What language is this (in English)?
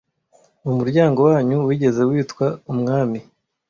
Kinyarwanda